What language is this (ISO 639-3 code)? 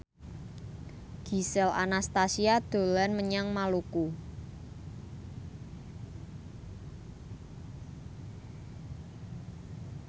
jav